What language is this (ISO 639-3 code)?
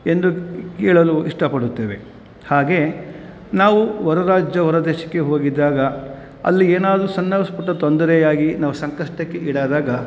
kan